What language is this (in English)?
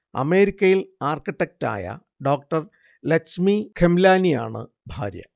Malayalam